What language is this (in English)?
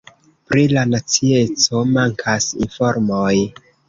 Esperanto